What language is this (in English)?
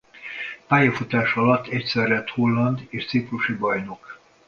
Hungarian